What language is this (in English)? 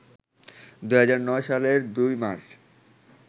Bangla